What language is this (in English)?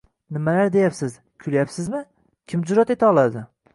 Uzbek